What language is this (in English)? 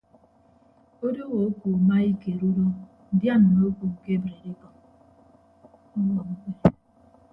Ibibio